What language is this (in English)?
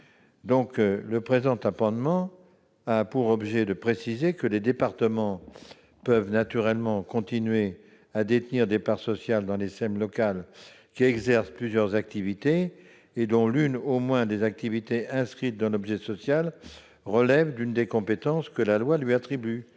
French